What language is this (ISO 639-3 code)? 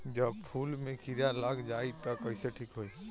bho